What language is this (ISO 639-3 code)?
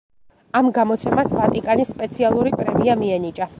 kat